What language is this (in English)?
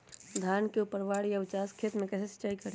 Magahi